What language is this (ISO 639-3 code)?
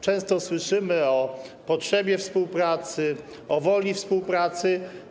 pol